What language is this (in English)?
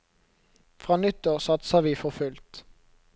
Norwegian